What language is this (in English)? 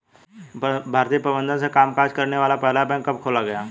Hindi